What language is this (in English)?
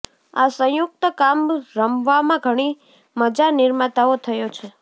Gujarati